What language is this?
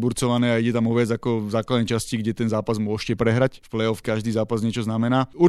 Slovak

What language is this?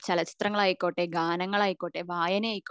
Malayalam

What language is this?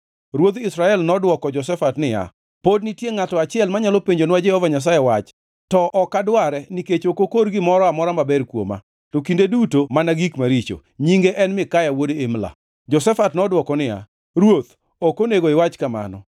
Luo (Kenya and Tanzania)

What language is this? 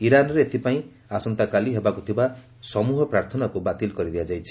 Odia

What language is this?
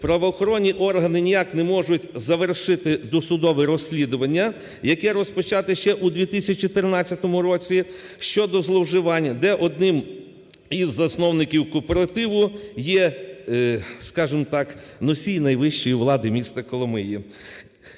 Ukrainian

